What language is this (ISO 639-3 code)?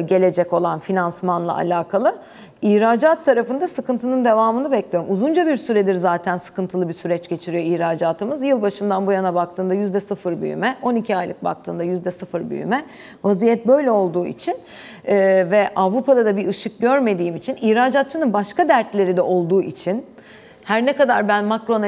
tur